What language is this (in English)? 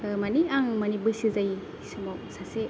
Bodo